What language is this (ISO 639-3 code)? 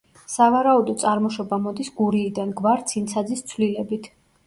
kat